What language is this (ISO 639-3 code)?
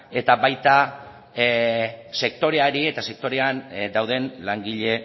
eus